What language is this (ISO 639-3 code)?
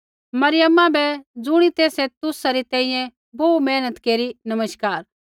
kfx